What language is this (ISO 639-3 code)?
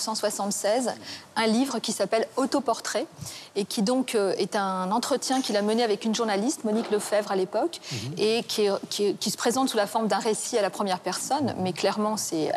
fra